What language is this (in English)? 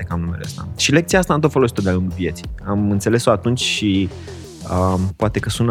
Romanian